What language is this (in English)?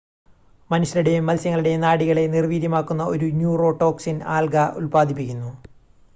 Malayalam